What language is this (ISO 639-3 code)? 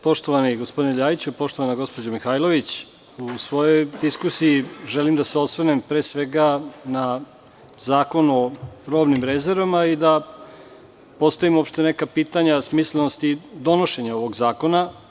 srp